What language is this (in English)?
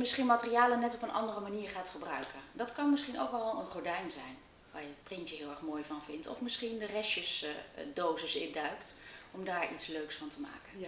Dutch